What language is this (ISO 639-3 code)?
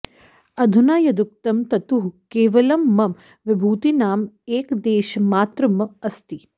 san